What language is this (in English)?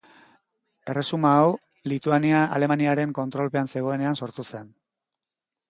Basque